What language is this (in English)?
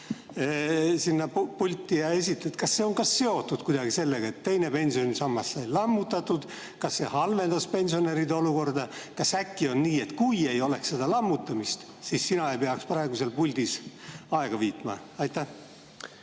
Estonian